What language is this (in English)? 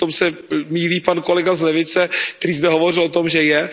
Czech